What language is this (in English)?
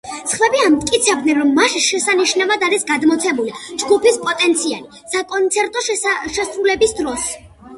Georgian